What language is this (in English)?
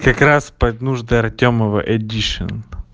Russian